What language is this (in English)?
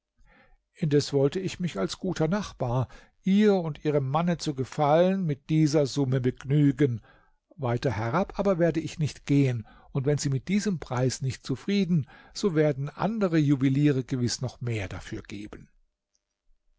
German